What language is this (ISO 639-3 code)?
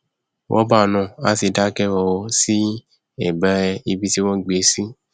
yor